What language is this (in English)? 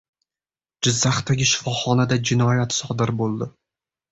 Uzbek